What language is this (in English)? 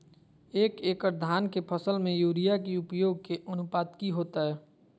Magahi